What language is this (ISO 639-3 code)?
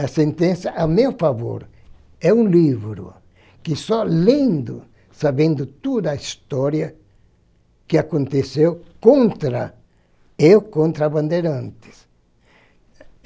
por